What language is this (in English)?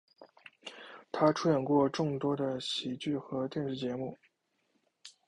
Chinese